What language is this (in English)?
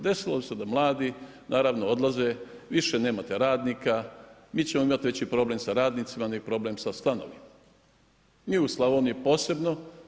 Croatian